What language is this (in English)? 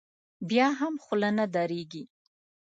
Pashto